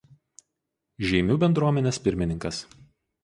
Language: Lithuanian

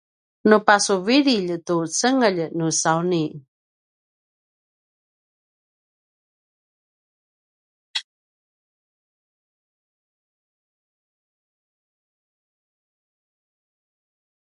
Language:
Paiwan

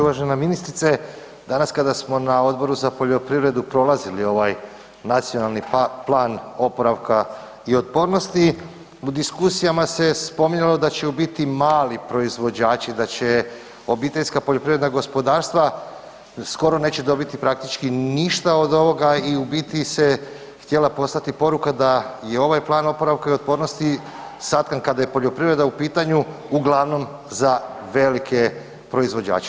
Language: Croatian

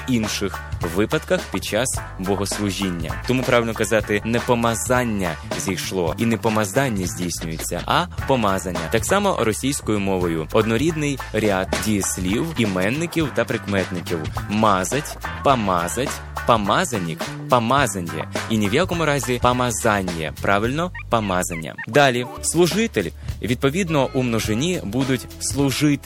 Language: Ukrainian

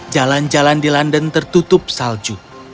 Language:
Indonesian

